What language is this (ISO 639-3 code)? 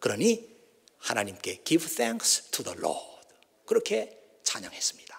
kor